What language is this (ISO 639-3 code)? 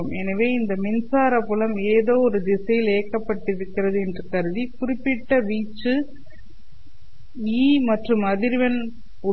tam